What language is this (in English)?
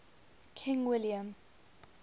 English